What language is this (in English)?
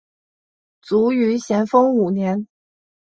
Chinese